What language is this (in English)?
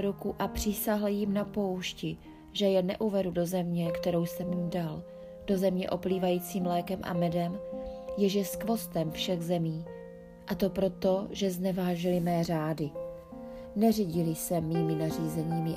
Czech